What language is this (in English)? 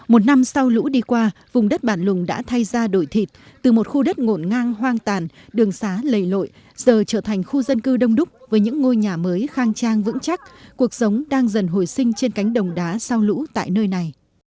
Vietnamese